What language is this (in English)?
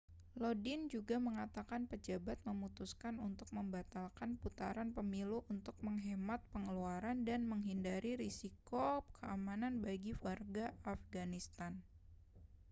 Indonesian